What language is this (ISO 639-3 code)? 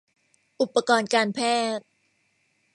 tha